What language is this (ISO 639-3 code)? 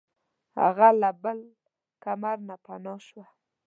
pus